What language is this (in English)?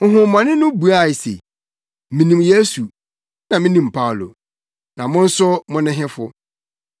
Akan